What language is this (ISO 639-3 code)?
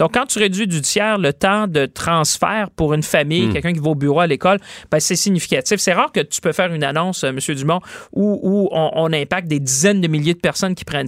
fra